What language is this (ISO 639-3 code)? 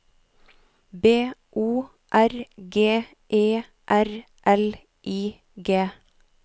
nor